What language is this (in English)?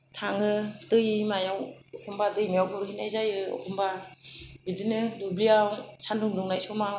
Bodo